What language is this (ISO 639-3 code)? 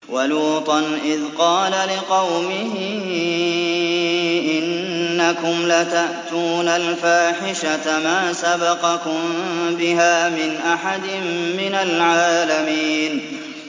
ara